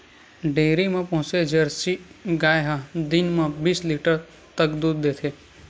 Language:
Chhattisgarhi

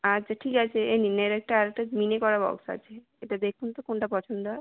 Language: Bangla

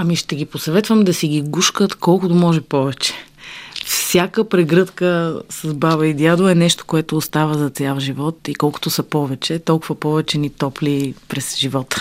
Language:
Bulgarian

